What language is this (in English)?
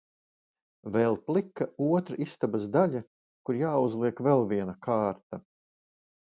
Latvian